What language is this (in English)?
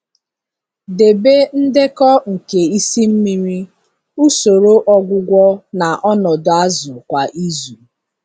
Igbo